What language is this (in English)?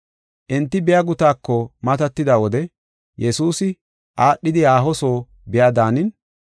Gofa